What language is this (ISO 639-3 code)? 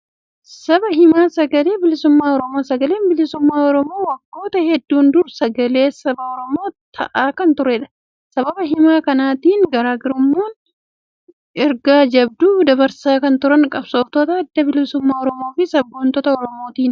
orm